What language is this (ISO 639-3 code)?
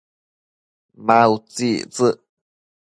mcf